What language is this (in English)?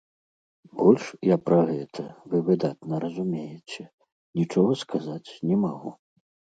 Belarusian